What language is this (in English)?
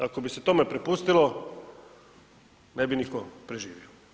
Croatian